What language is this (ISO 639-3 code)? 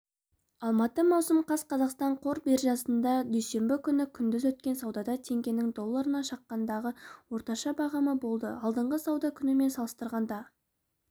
kaz